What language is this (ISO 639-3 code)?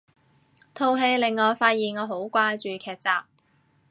yue